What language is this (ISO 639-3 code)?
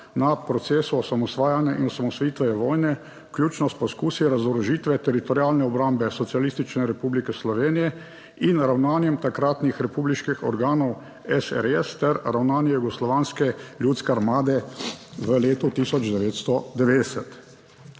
slv